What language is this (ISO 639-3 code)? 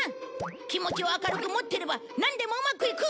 jpn